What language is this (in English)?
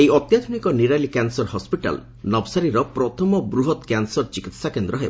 Odia